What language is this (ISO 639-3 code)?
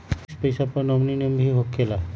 mag